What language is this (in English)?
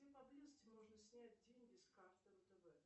Russian